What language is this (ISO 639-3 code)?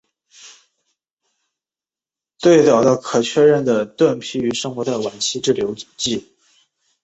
zho